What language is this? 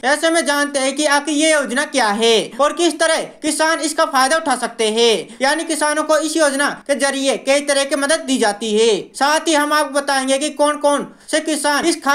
Hindi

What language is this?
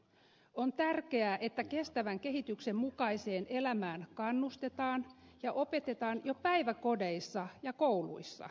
Finnish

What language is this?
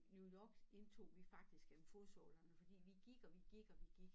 Danish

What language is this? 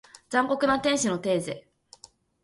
Japanese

